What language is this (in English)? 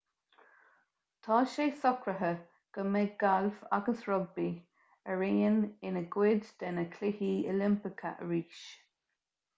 Irish